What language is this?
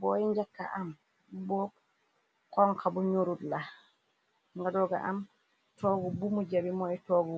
Wolof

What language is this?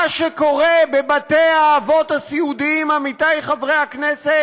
Hebrew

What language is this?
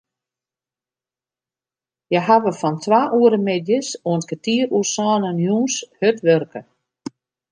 Western Frisian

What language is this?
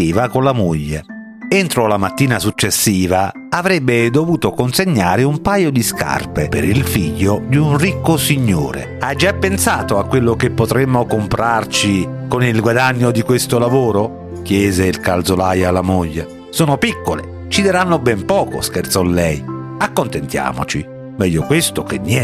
Italian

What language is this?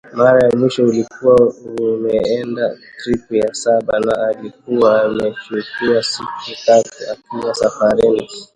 Swahili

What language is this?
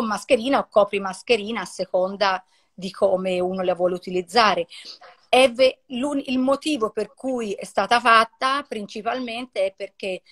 Italian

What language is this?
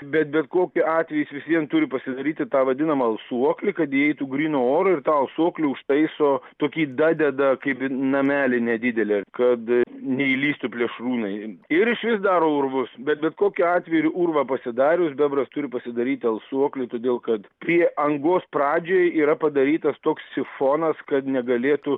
Lithuanian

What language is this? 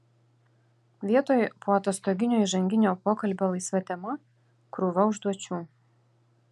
Lithuanian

